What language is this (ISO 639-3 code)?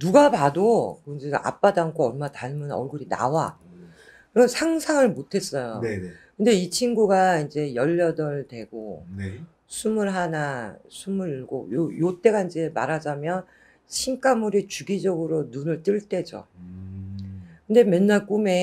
kor